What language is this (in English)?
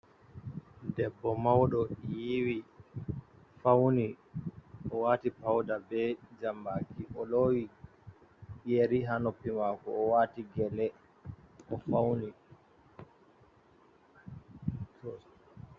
Fula